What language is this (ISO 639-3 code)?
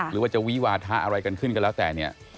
tha